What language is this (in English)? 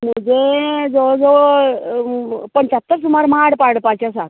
Konkani